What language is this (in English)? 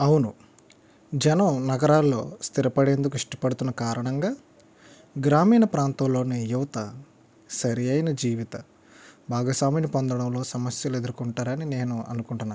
Telugu